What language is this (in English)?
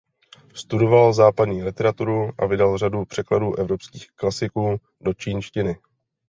Czech